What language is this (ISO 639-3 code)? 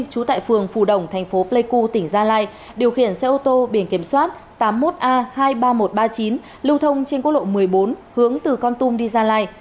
vie